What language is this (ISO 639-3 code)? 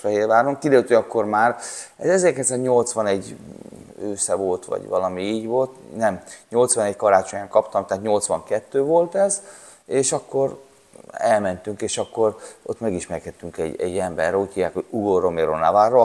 hun